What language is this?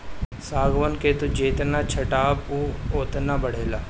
Bhojpuri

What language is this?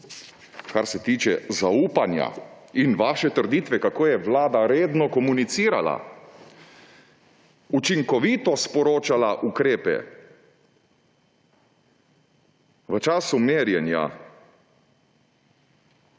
Slovenian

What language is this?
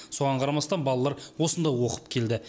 Kazakh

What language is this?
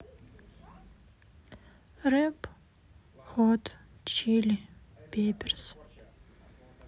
Russian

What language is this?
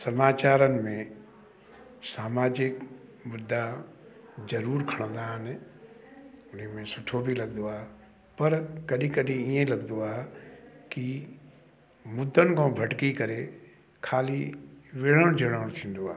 Sindhi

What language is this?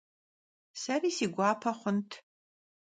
Kabardian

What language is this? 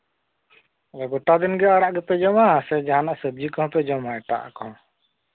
Santali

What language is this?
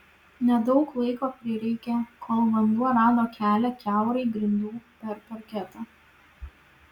Lithuanian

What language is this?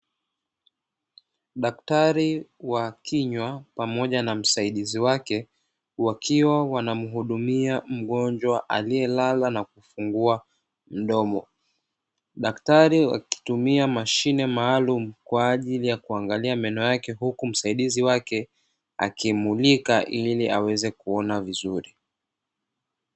Swahili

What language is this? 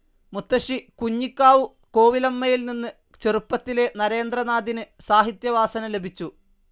Malayalam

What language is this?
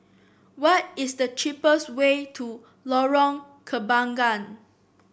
English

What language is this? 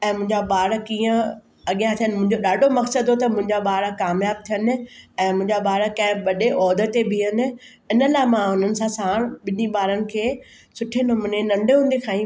Sindhi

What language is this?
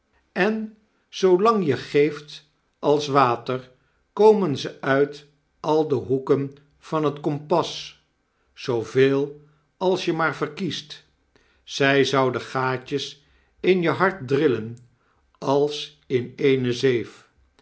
Dutch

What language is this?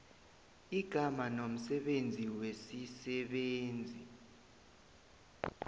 South Ndebele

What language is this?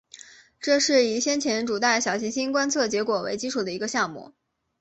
Chinese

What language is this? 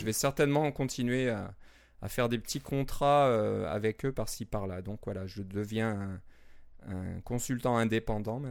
French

